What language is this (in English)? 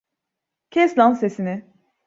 Turkish